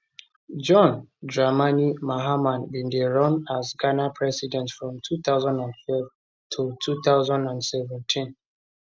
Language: Nigerian Pidgin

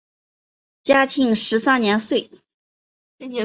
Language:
Chinese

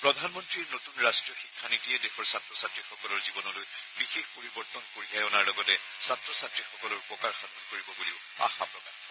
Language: Assamese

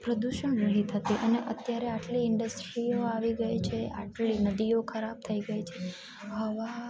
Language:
Gujarati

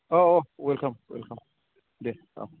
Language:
Bodo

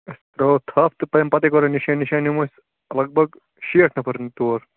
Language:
Kashmiri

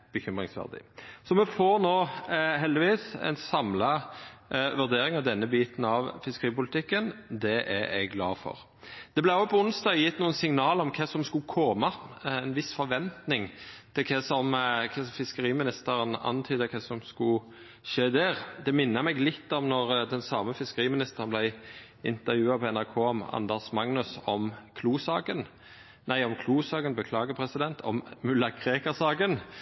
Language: Norwegian Nynorsk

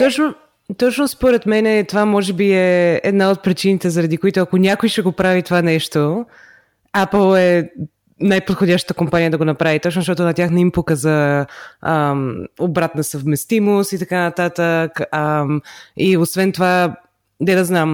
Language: Bulgarian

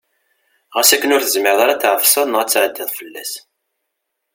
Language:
Kabyle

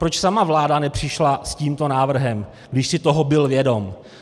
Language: Czech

